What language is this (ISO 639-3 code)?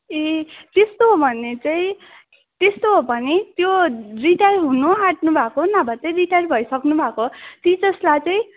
nep